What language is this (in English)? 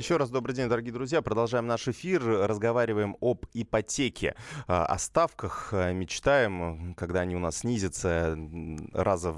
Russian